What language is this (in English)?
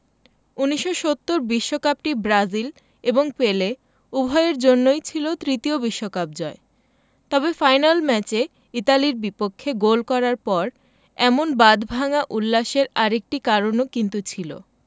Bangla